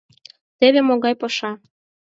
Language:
Mari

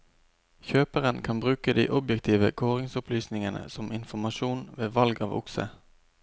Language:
Norwegian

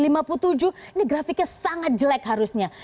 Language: Indonesian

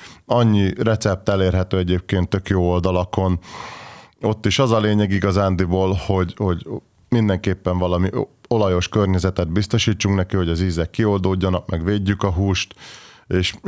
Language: Hungarian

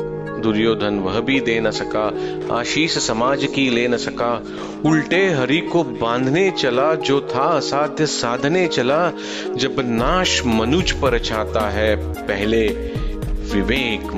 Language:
Hindi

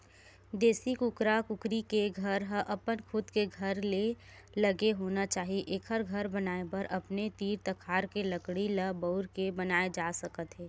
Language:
Chhattisgarhi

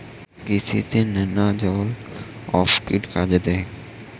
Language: Bangla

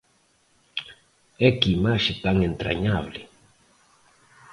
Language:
Galician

